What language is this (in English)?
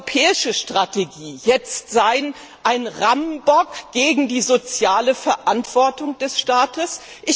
German